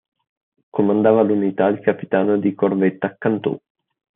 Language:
Italian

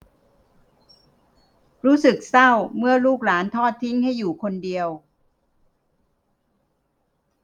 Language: Thai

